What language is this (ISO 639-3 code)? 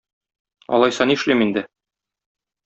tat